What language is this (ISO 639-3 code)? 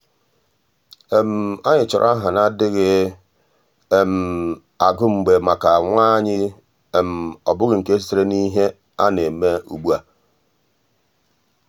ibo